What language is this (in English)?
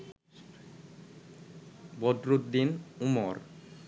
Bangla